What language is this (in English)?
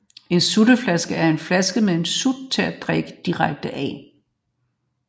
Danish